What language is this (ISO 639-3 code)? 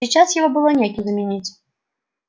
rus